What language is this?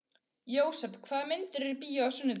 Icelandic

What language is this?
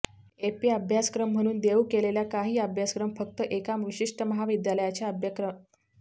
Marathi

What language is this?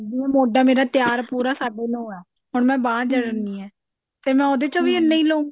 Punjabi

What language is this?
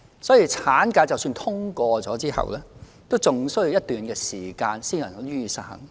Cantonese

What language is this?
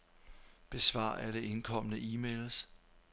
Danish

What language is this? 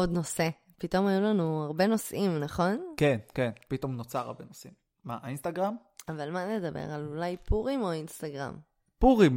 Hebrew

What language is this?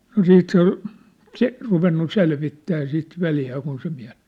Finnish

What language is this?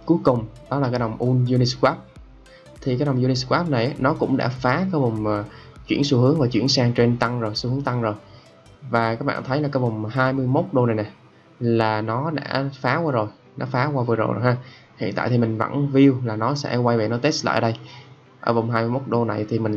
Vietnamese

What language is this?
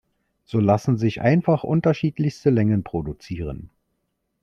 German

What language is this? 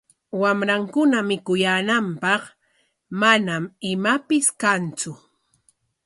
Corongo Ancash Quechua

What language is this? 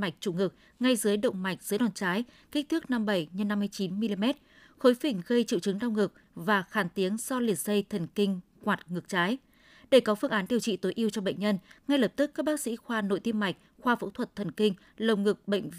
Vietnamese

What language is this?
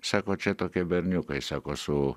Lithuanian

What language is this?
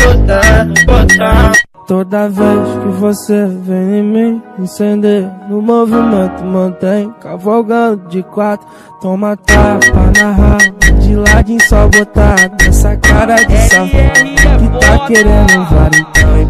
Romanian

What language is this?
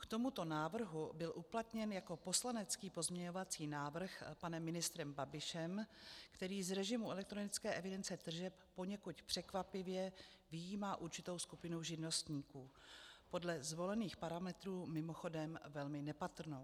Czech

